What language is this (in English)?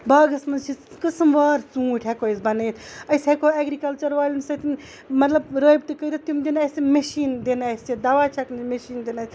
Kashmiri